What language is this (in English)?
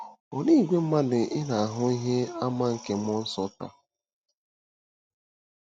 Igbo